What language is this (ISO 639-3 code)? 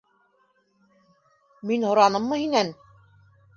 bak